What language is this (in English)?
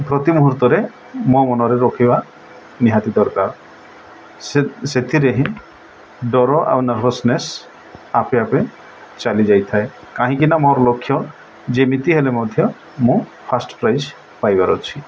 Odia